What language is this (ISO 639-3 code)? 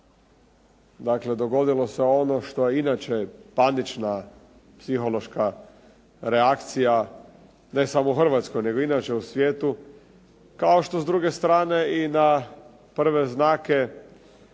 hrv